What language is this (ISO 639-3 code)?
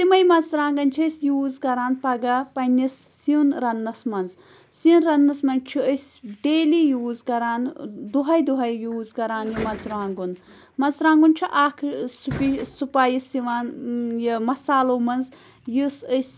kas